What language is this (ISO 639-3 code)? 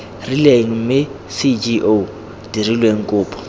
tsn